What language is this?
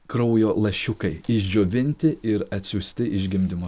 Lithuanian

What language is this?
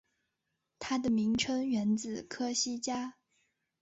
Chinese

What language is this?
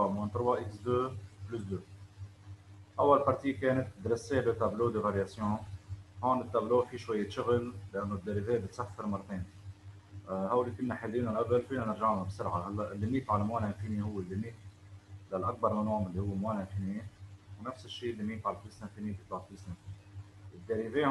Arabic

